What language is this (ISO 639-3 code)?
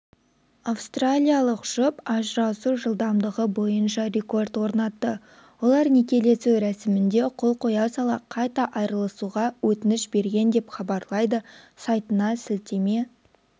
kaz